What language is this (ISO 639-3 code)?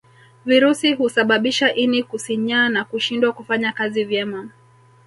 swa